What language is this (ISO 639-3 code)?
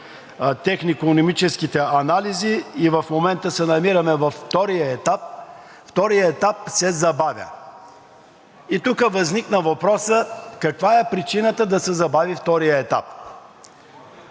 bul